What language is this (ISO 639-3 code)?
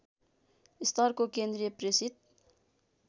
nep